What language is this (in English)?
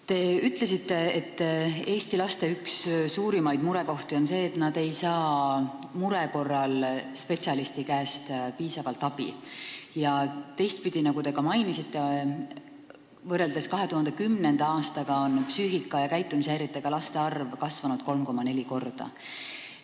Estonian